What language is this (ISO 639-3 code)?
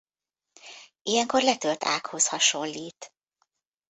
hun